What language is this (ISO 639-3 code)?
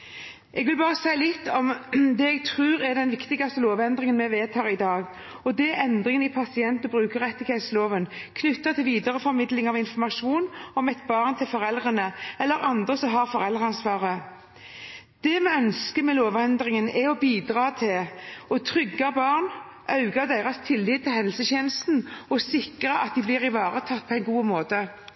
nob